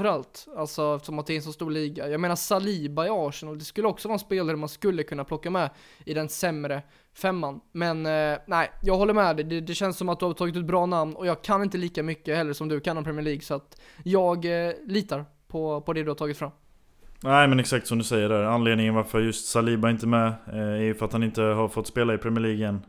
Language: Swedish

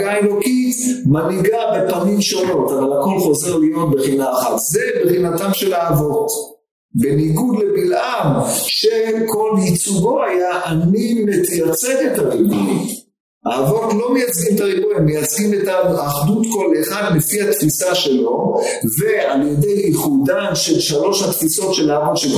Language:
Hebrew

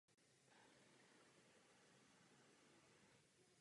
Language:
Czech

